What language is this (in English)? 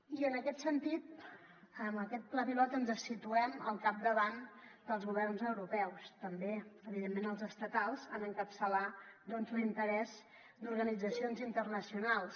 Catalan